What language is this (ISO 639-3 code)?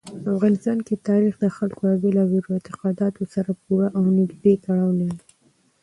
pus